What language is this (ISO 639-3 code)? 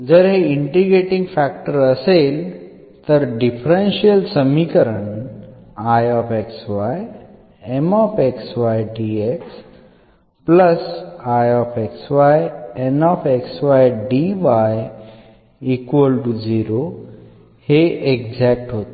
mar